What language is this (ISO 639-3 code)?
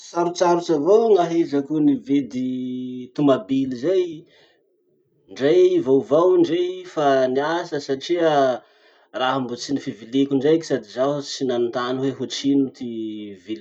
msh